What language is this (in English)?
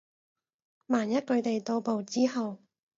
Cantonese